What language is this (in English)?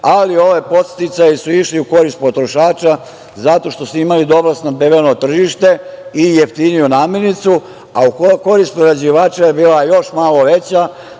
Serbian